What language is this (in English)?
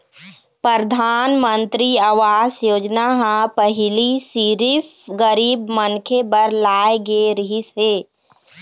Chhattisgarhi